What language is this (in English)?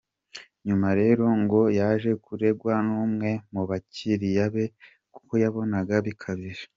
Kinyarwanda